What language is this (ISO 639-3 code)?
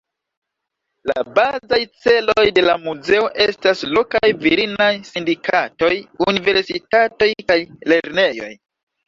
epo